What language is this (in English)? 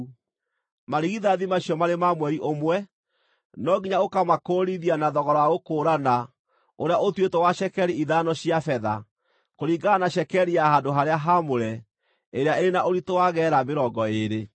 Kikuyu